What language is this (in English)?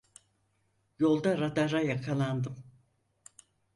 Turkish